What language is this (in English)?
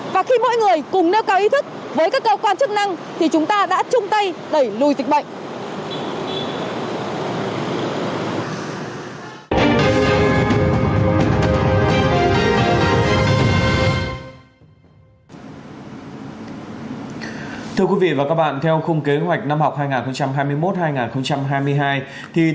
Vietnamese